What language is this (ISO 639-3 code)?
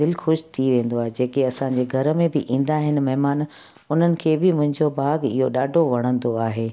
snd